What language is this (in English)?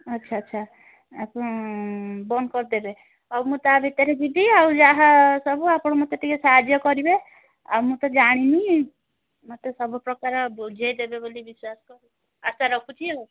Odia